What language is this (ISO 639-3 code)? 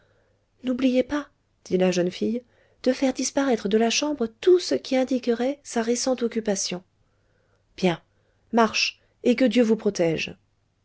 fra